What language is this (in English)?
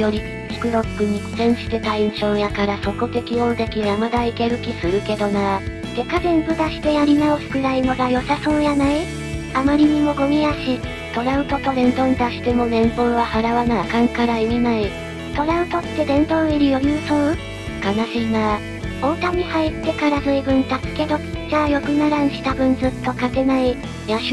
Japanese